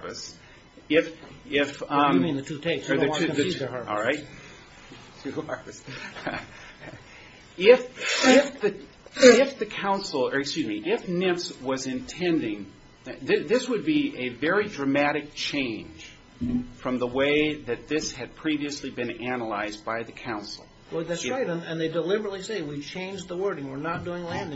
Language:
English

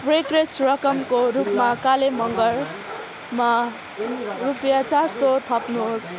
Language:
Nepali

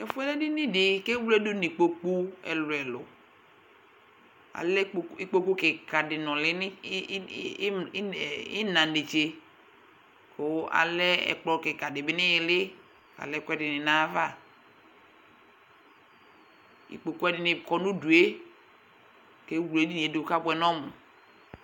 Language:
Ikposo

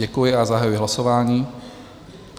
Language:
Czech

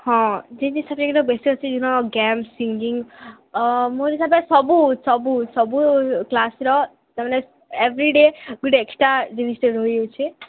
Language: Odia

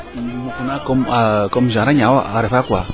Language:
Serer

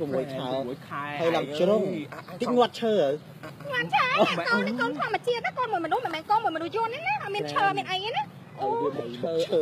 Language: Thai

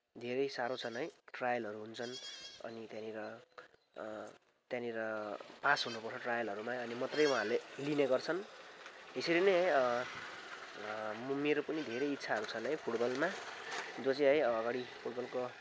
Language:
Nepali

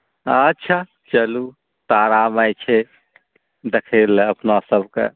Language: Maithili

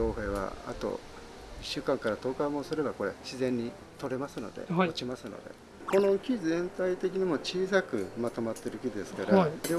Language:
Japanese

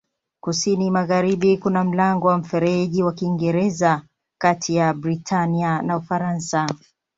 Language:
Swahili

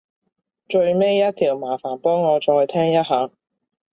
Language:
Cantonese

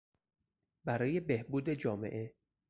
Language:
Persian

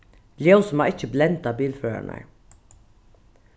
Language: Faroese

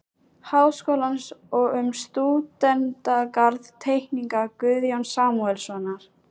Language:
Icelandic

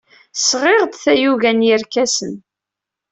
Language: Kabyle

